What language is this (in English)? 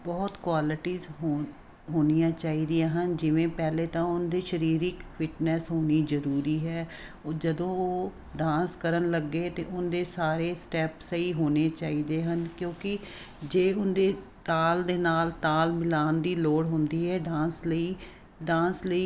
Punjabi